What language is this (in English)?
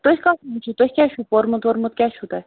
Kashmiri